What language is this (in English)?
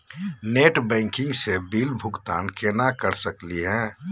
Magahi